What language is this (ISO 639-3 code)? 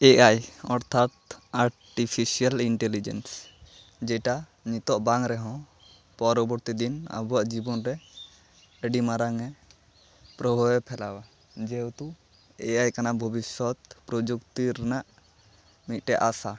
sat